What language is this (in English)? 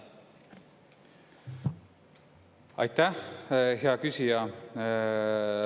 Estonian